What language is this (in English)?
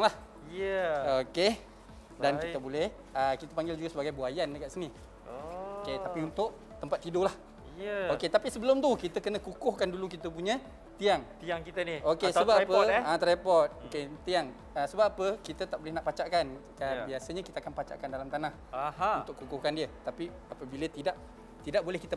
Malay